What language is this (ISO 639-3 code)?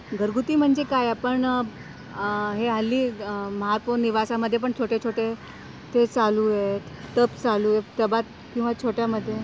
mar